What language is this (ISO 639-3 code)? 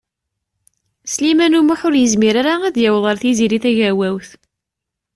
kab